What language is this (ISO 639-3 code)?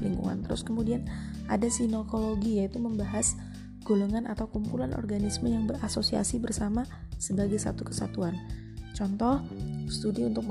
ind